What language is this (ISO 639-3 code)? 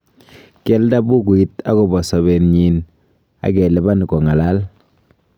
kln